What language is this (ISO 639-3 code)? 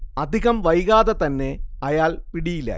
mal